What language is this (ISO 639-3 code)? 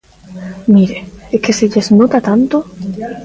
glg